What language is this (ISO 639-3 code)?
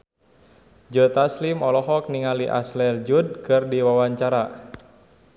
sun